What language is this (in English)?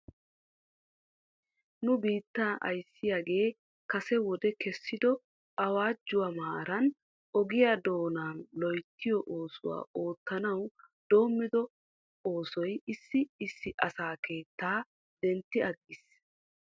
Wolaytta